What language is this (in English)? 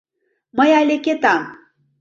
Mari